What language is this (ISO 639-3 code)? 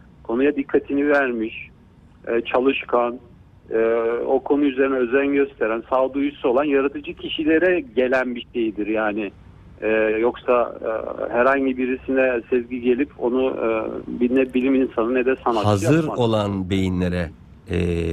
tur